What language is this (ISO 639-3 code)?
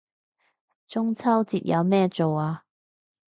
yue